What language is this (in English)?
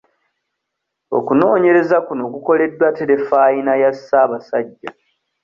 Ganda